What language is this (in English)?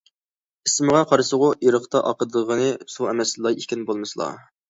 Uyghur